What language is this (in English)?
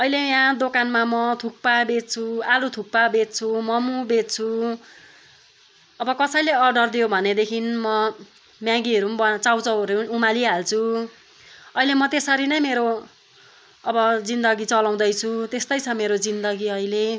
Nepali